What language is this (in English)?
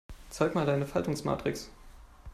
German